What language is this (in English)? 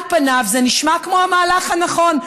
Hebrew